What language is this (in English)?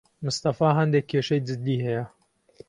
Central Kurdish